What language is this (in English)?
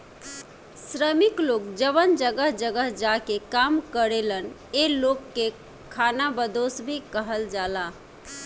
Bhojpuri